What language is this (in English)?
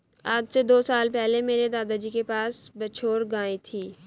Hindi